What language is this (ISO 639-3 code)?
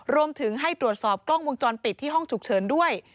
tha